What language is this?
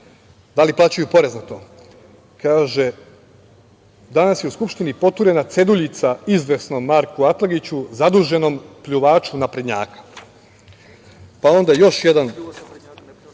Serbian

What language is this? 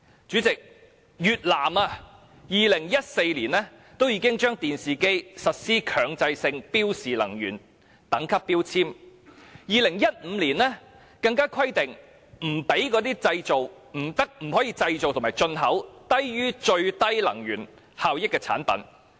Cantonese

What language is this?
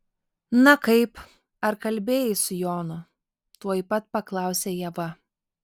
Lithuanian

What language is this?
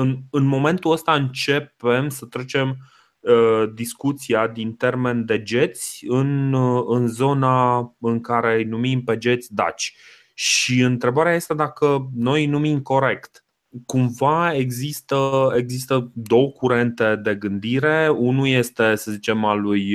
Romanian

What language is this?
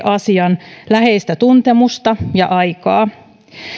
Finnish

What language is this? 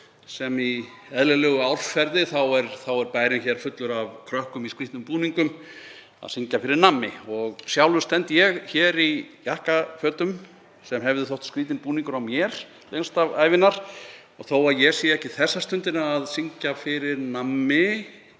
Icelandic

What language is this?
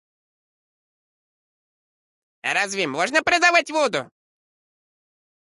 Russian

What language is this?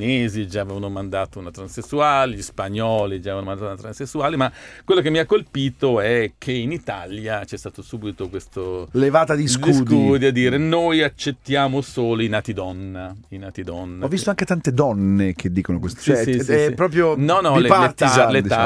Italian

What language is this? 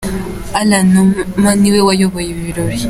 Kinyarwanda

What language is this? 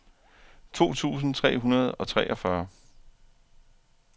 Danish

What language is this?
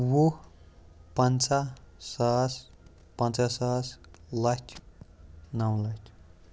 Kashmiri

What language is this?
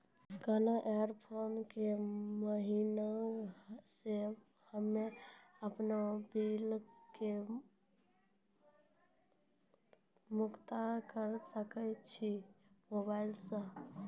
Maithili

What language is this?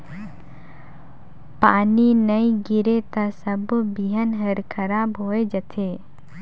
Chhattisgarhi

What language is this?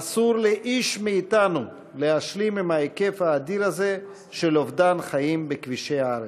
Hebrew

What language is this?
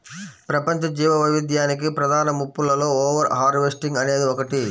Telugu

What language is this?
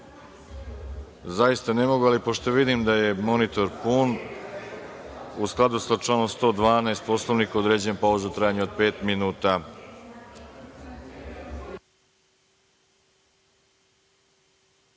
Serbian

